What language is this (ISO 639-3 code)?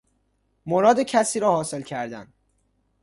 fas